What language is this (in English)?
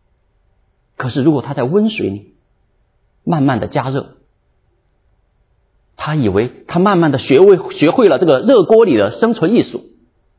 Chinese